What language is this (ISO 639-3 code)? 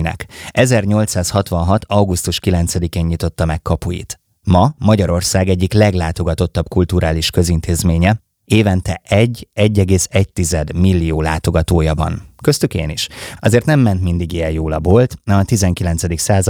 hun